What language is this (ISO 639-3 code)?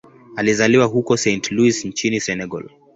swa